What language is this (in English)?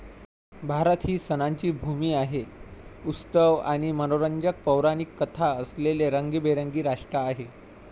Marathi